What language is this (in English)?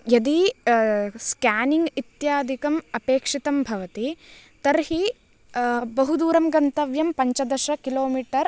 Sanskrit